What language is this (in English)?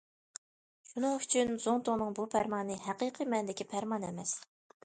Uyghur